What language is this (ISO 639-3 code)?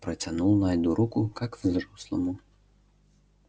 rus